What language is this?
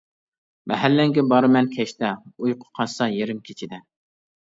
Uyghur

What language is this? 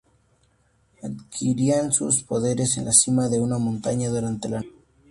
Spanish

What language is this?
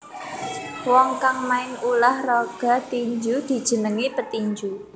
Javanese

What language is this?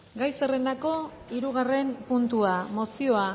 Basque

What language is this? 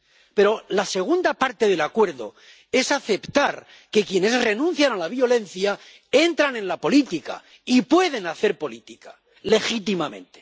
Spanish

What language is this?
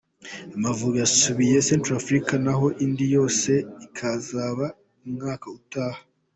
Kinyarwanda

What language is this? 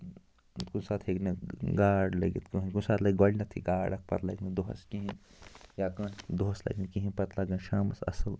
Kashmiri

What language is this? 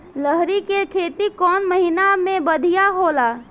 Bhojpuri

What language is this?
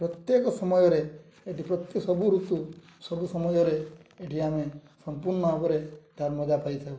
Odia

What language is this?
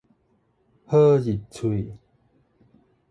Min Nan Chinese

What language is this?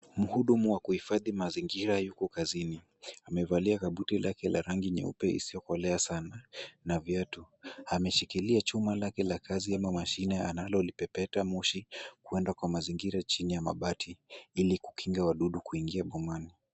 Swahili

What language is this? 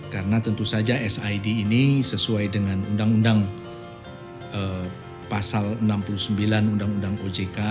Indonesian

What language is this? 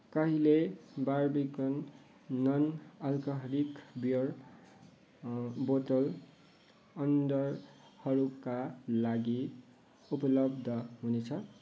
Nepali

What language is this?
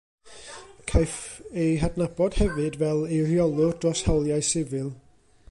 Welsh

